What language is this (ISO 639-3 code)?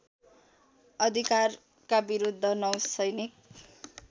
nep